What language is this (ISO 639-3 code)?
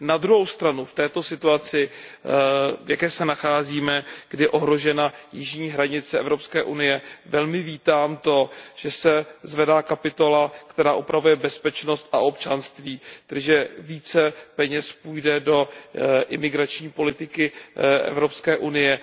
ces